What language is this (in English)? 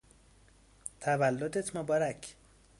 Persian